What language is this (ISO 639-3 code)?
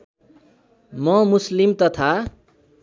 nep